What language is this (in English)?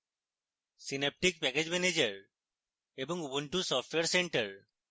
Bangla